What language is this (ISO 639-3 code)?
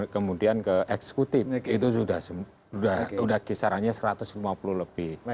ind